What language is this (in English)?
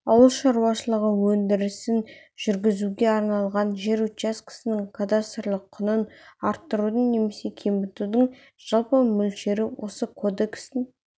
Kazakh